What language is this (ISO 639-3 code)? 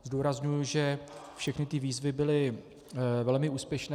ces